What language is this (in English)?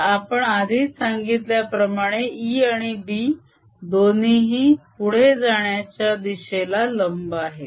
Marathi